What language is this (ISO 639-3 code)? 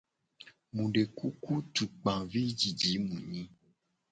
gej